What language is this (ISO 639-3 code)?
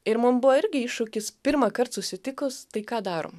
lit